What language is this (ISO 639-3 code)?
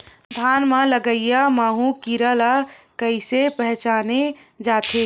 hne